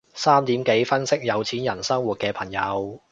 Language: Cantonese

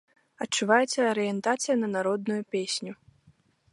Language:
Belarusian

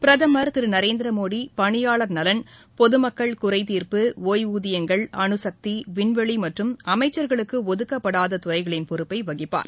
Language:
Tamil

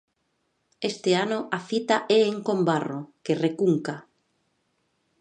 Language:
Galician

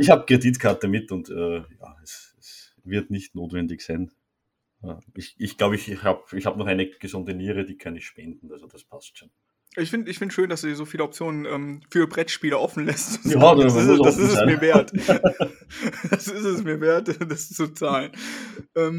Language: German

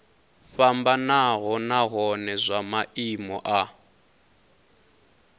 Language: Venda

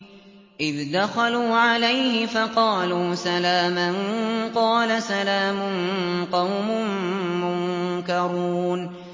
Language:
Arabic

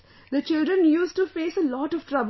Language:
English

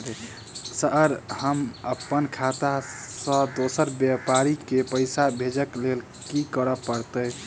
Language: Maithili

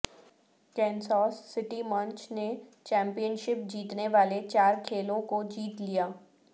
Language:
Urdu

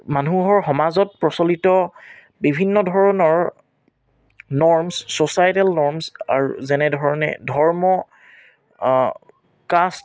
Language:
Assamese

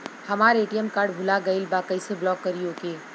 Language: Bhojpuri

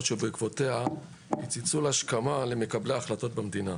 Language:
Hebrew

